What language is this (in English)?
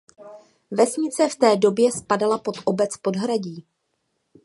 Czech